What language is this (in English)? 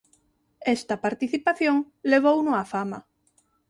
Galician